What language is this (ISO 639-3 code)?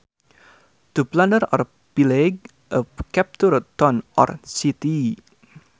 sun